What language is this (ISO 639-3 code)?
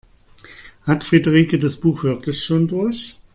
deu